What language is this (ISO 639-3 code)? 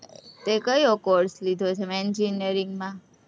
guj